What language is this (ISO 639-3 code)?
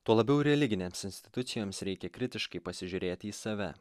lit